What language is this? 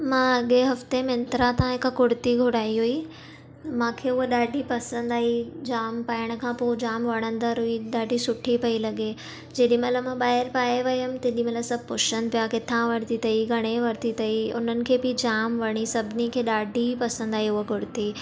Sindhi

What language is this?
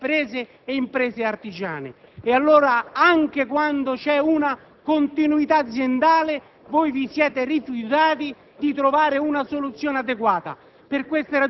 Italian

